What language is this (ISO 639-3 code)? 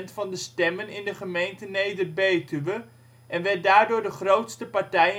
nld